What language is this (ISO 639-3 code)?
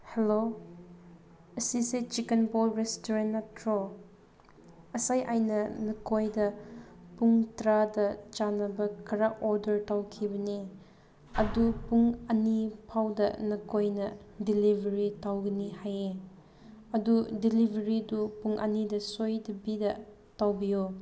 mni